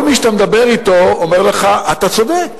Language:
Hebrew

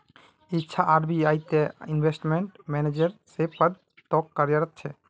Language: Magahi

